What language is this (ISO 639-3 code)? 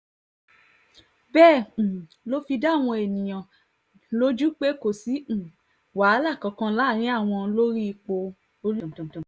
yor